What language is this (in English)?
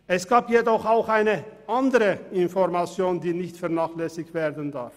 Swiss German